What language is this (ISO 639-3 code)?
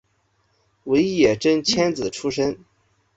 zho